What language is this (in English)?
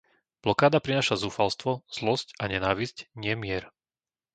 Slovak